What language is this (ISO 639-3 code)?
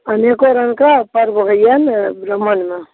mai